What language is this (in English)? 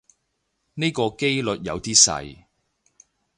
Cantonese